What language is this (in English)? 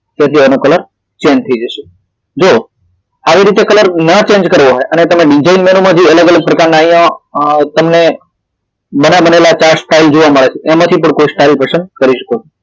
Gujarati